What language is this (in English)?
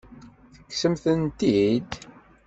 Kabyle